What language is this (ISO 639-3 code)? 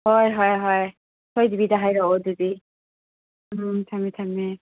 mni